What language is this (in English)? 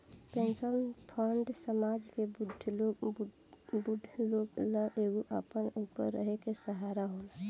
Bhojpuri